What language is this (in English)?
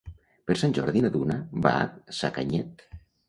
Catalan